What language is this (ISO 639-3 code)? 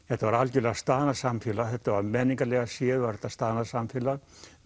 isl